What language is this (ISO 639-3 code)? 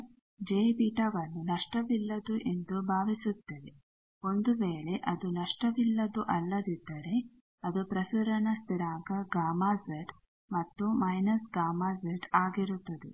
kan